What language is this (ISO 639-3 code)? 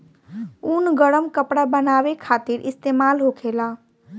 bho